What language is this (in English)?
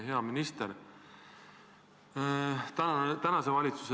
Estonian